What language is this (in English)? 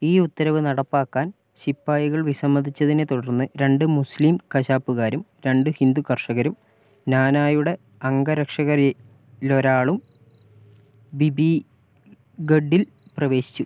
Malayalam